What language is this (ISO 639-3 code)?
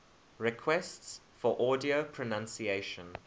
eng